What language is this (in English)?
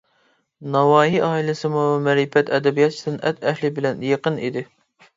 Uyghur